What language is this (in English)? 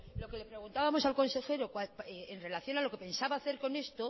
Spanish